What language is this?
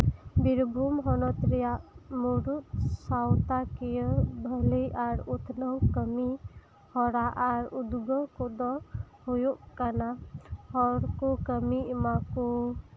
Santali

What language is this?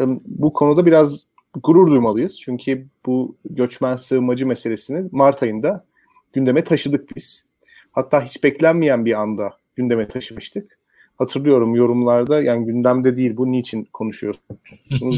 Turkish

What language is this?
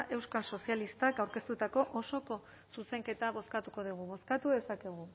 Basque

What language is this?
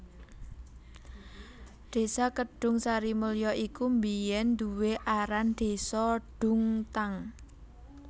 Javanese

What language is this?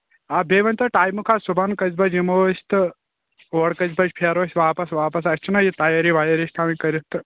Kashmiri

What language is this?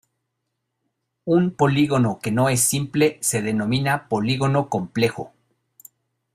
Spanish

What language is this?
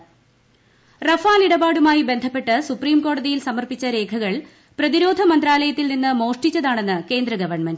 Malayalam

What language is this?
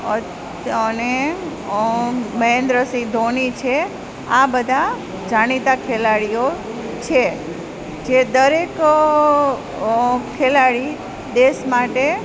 Gujarati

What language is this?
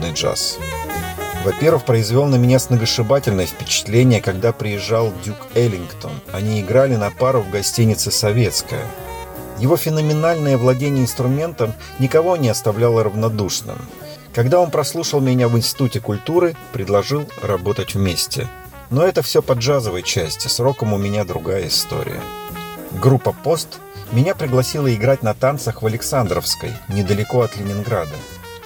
Russian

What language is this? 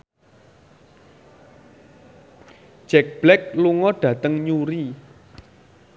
Javanese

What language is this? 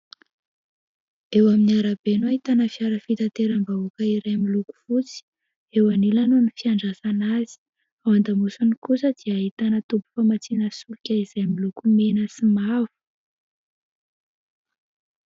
Malagasy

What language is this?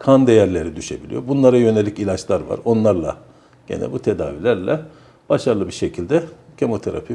Turkish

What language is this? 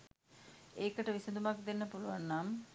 Sinhala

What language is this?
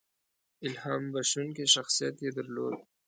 Pashto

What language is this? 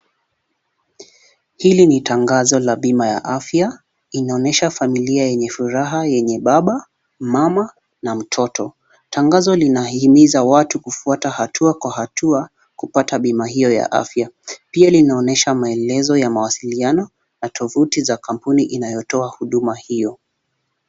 Swahili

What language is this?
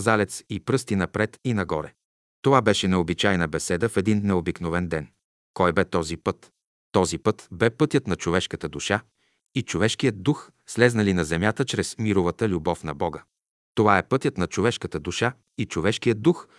Bulgarian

